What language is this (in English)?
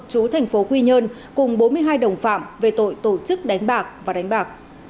Vietnamese